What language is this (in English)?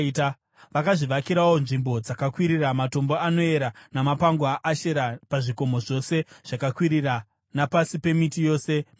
Shona